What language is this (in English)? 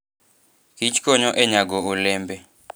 Luo (Kenya and Tanzania)